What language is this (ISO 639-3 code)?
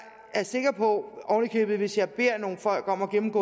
dan